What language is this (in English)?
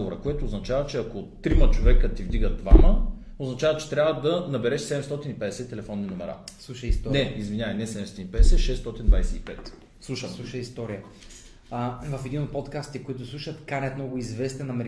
Bulgarian